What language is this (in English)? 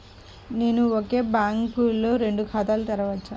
Telugu